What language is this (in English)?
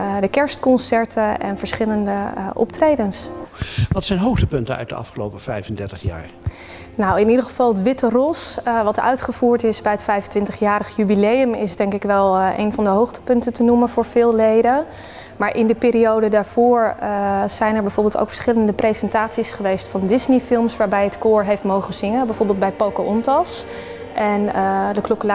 Dutch